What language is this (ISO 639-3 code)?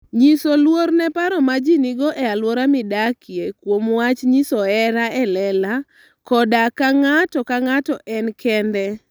luo